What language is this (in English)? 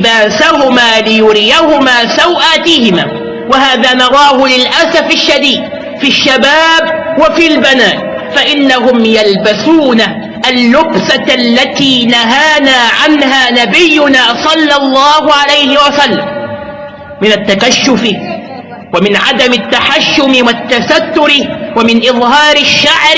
Arabic